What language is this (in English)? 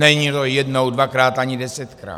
Czech